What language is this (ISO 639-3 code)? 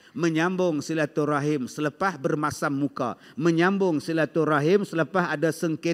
msa